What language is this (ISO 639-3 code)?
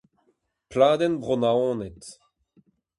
bre